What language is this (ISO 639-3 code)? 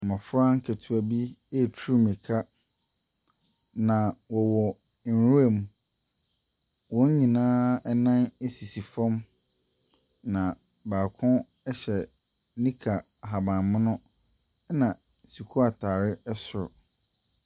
aka